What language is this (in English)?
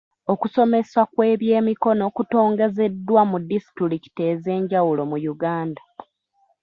Ganda